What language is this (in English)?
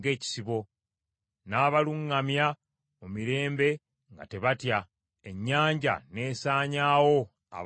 Ganda